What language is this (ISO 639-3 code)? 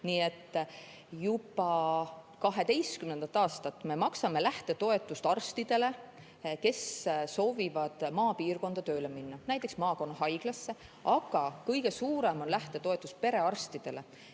est